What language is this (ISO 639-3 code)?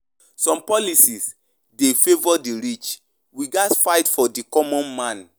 pcm